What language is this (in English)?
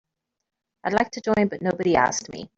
English